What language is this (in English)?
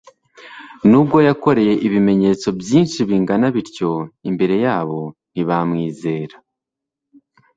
Kinyarwanda